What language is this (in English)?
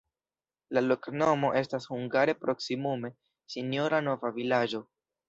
Esperanto